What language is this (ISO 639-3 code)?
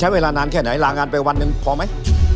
tha